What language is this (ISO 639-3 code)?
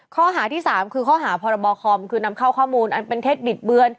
tha